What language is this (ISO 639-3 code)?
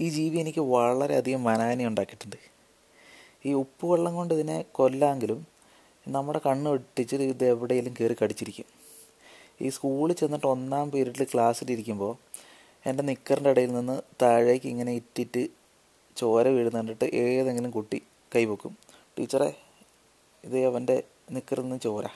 mal